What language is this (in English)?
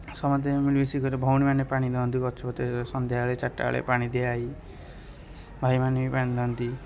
Odia